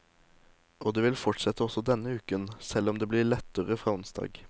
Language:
Norwegian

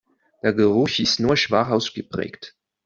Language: German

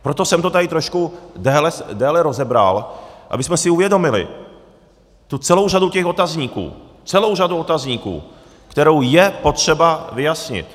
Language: Czech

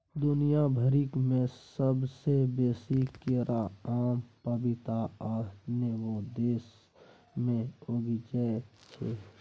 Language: Maithili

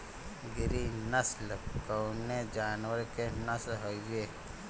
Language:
Bhojpuri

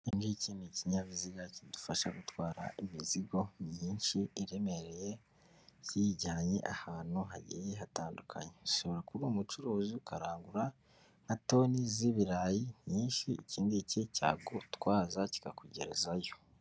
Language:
Kinyarwanda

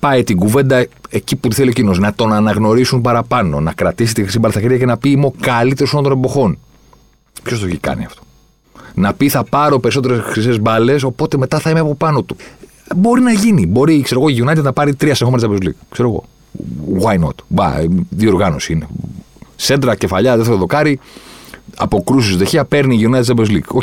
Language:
Greek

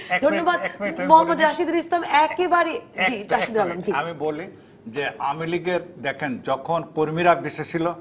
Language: Bangla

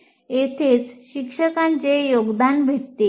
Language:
Marathi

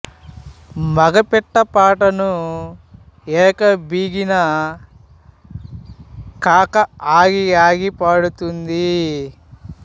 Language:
Telugu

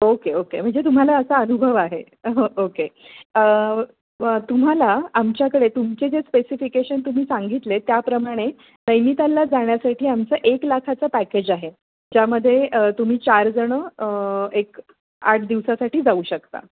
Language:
Marathi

